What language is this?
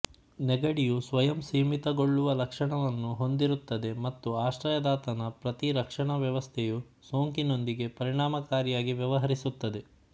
Kannada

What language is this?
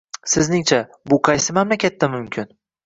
Uzbek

